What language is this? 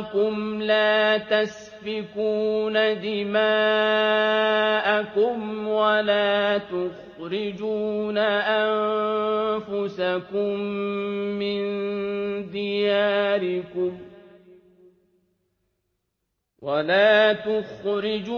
Arabic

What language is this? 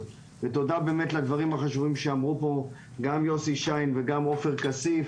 Hebrew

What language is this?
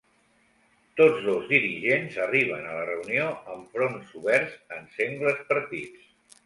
Catalan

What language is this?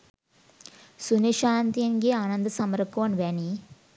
Sinhala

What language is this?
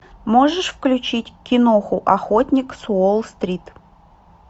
Russian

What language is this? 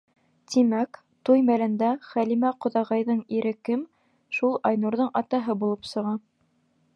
Bashkir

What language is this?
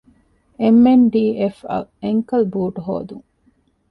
Divehi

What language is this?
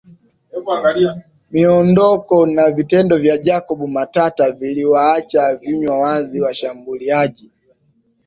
Swahili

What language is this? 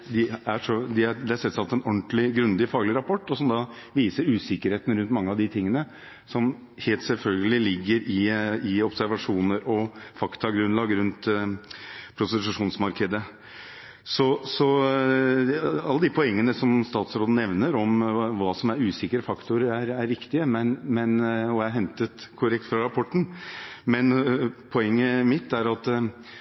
Norwegian Bokmål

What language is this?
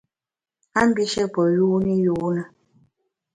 Bamun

